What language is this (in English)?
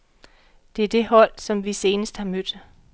Danish